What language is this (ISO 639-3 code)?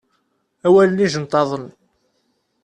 kab